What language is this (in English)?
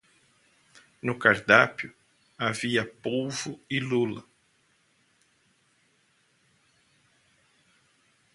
Portuguese